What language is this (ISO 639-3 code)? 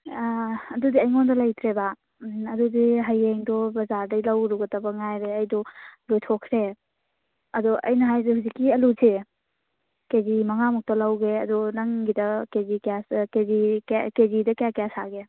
mni